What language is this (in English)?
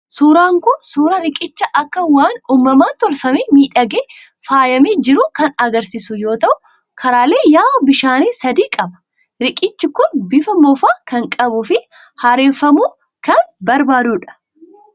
Oromo